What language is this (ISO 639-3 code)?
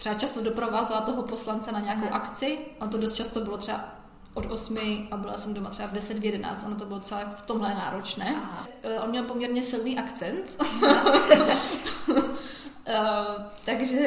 ces